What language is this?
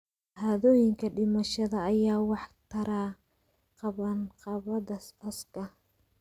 Somali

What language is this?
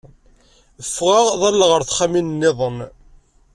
Kabyle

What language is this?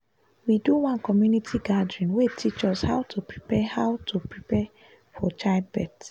Nigerian Pidgin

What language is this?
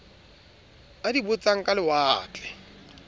Southern Sotho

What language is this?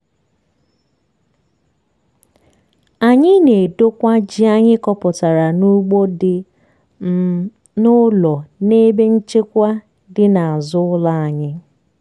Igbo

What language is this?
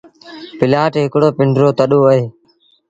Sindhi Bhil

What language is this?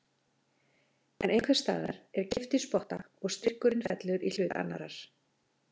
Icelandic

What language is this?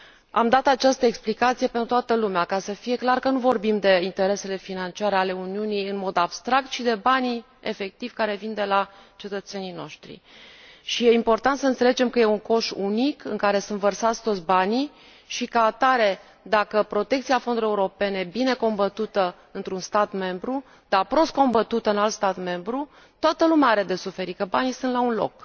Romanian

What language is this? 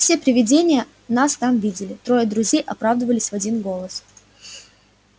Russian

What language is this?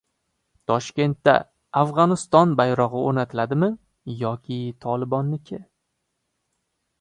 Uzbek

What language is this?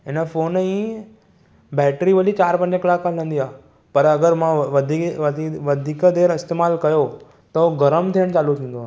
Sindhi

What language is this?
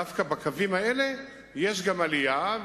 Hebrew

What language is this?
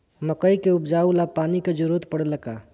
Bhojpuri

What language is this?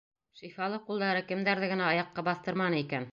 Bashkir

